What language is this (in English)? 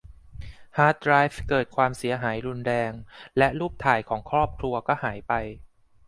Thai